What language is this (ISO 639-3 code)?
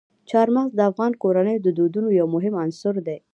pus